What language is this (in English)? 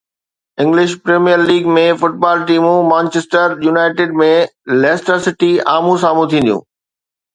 Sindhi